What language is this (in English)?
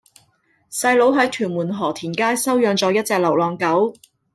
Cantonese